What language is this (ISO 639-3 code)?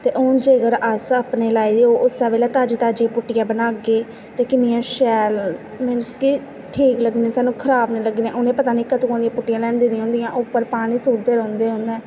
doi